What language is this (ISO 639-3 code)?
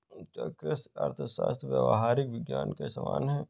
hin